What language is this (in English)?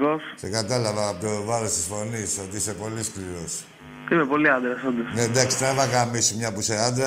Greek